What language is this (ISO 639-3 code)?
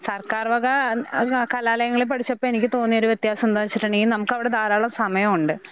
mal